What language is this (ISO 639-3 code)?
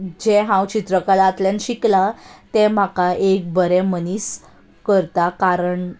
kok